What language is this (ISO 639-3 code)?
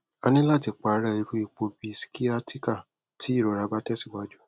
yor